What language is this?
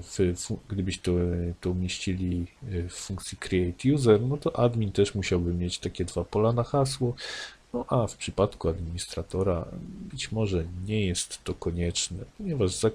Polish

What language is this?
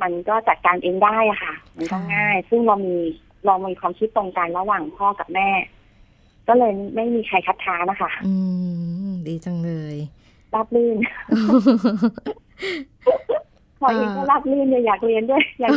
Thai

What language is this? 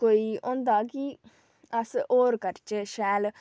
Dogri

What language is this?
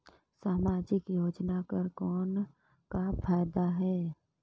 Chhattisgarhi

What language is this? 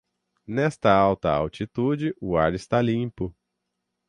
Portuguese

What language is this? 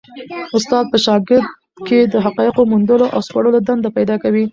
Pashto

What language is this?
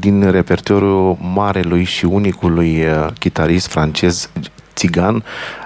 Romanian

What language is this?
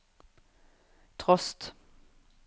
Norwegian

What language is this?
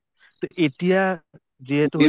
Assamese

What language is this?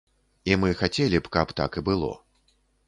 Belarusian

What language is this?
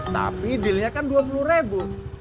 Indonesian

